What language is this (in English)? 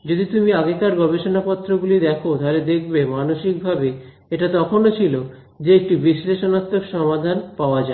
Bangla